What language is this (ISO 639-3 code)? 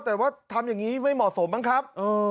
tha